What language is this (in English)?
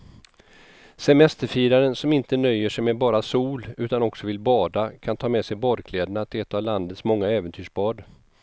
Swedish